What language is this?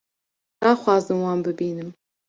Kurdish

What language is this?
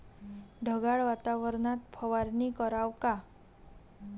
Marathi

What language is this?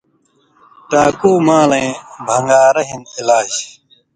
Indus Kohistani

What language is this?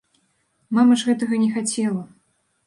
Belarusian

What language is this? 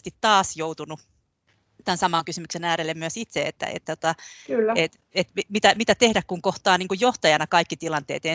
Finnish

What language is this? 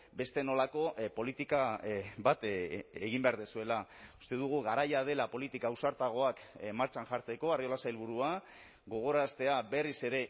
Basque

